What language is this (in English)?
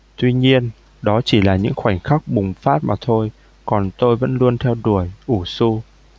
Vietnamese